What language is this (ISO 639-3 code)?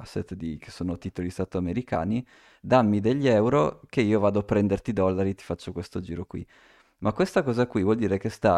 ita